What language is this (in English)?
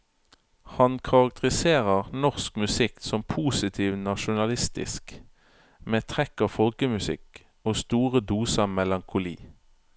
Norwegian